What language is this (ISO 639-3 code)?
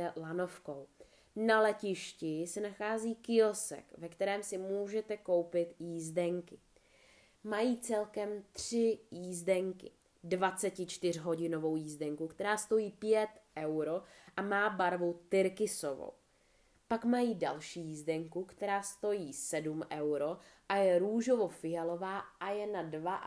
ces